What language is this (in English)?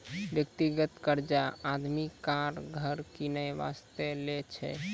Maithili